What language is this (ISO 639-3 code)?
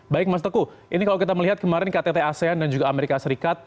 ind